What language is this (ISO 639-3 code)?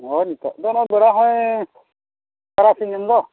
sat